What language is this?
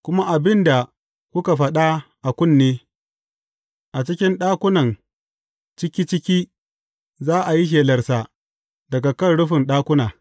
Hausa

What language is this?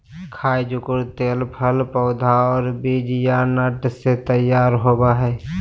Magahi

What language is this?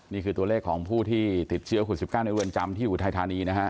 Thai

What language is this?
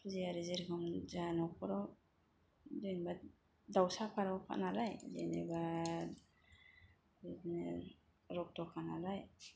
Bodo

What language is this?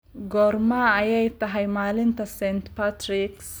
Somali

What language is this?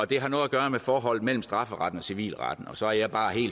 Danish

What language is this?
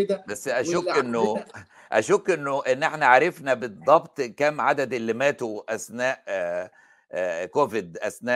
Arabic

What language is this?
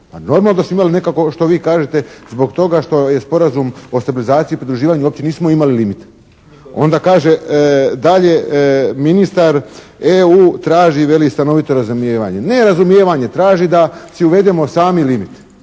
Croatian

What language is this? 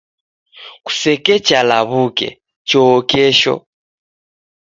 Taita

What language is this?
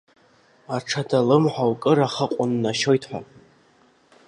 Abkhazian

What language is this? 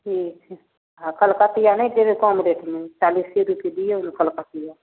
Maithili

